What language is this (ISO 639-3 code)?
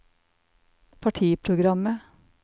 nor